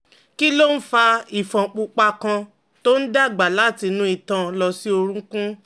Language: Yoruba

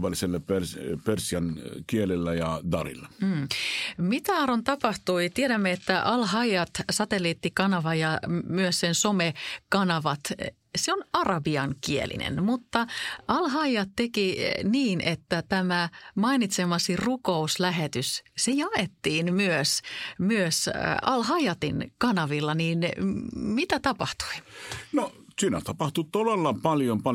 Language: Finnish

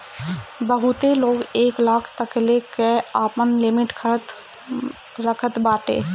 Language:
Bhojpuri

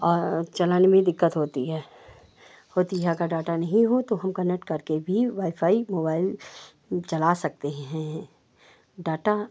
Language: Hindi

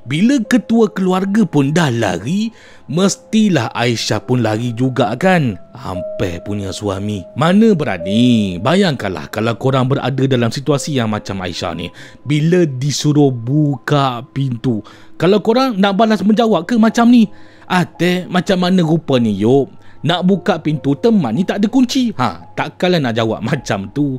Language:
Malay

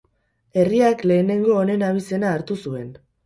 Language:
Basque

